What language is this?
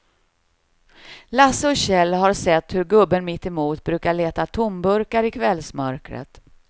Swedish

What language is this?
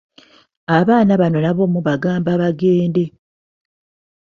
Ganda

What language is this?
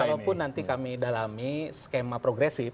Indonesian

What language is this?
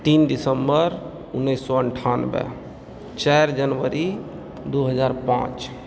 Maithili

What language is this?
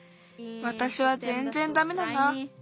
Japanese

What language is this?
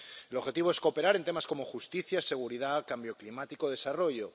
Spanish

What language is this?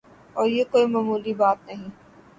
Urdu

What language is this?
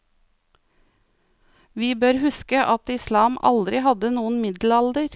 Norwegian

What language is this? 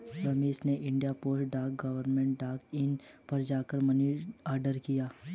Hindi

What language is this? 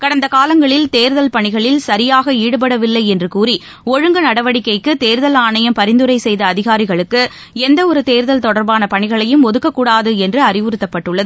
Tamil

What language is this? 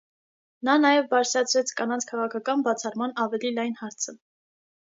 Armenian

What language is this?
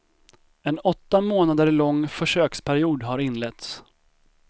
Swedish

